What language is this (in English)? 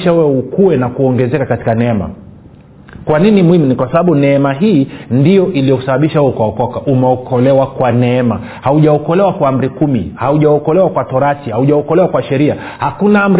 Swahili